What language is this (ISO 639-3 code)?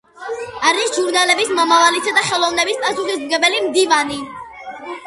kat